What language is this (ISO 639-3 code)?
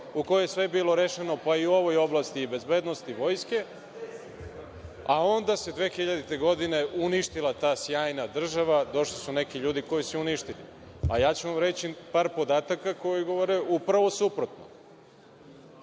srp